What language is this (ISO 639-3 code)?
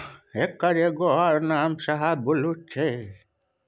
mai